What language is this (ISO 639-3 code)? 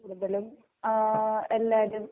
mal